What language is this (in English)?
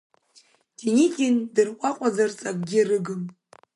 Abkhazian